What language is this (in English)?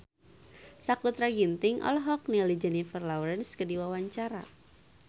Sundanese